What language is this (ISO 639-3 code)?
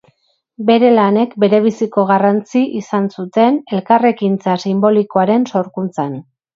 eus